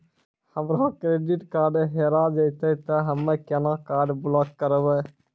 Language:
Maithili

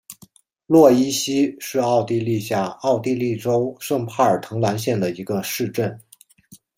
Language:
Chinese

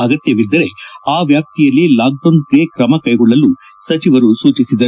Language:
Kannada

